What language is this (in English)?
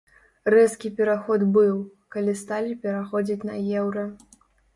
Belarusian